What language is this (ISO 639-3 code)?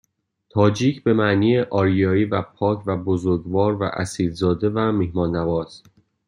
fas